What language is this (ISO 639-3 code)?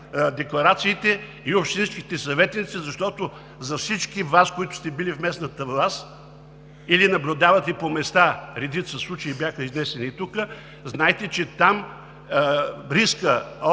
bul